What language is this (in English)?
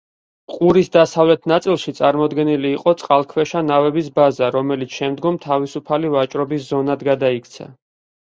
Georgian